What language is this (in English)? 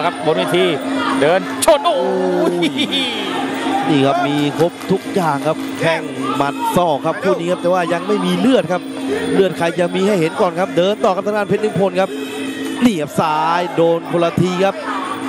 Thai